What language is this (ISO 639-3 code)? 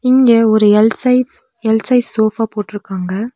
tam